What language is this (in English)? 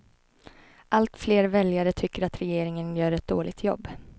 Swedish